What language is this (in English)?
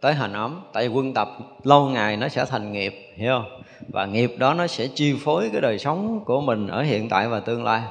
Vietnamese